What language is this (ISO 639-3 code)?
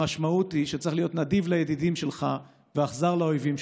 heb